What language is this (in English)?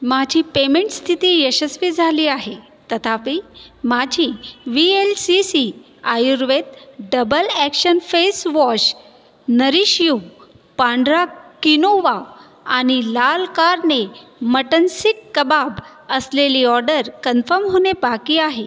Marathi